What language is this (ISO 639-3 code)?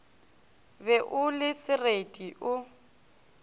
nso